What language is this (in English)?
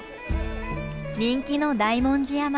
Japanese